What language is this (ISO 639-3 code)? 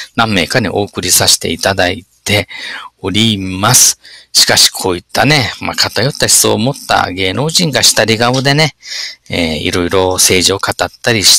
jpn